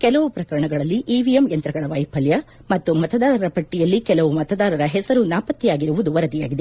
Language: Kannada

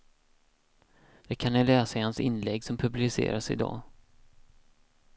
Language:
Swedish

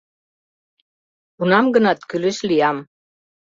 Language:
Mari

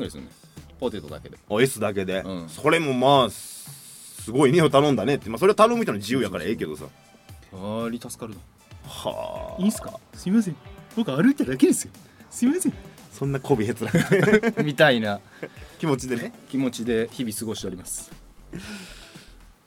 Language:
Japanese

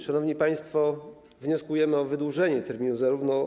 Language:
Polish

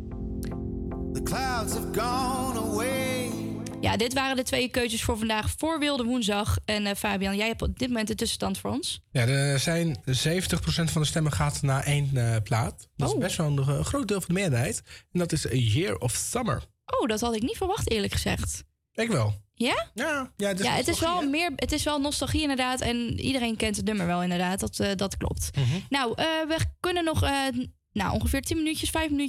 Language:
Dutch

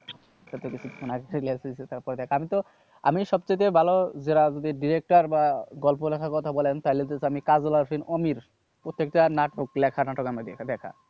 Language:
Bangla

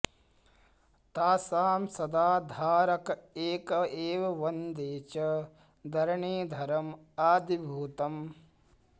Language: Sanskrit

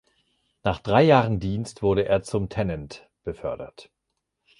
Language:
German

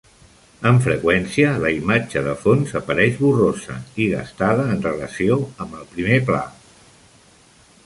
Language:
Catalan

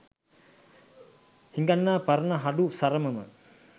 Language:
Sinhala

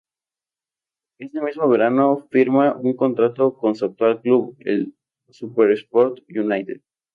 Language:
Spanish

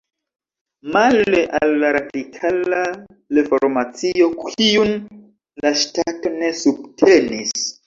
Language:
Esperanto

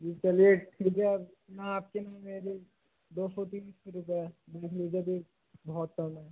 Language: Hindi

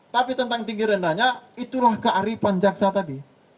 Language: Indonesian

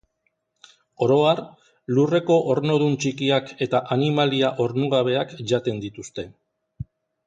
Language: Basque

